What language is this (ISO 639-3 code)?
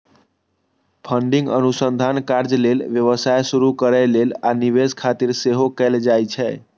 mai